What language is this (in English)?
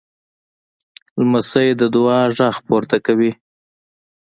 Pashto